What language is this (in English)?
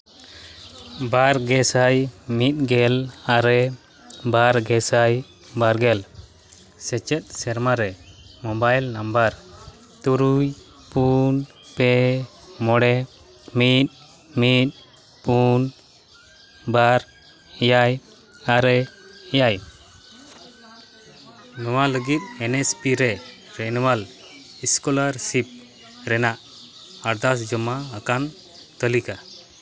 Santali